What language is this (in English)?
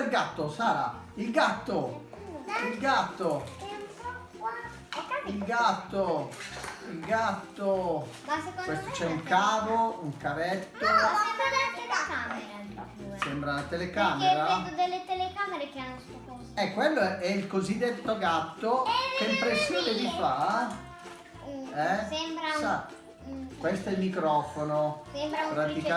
Italian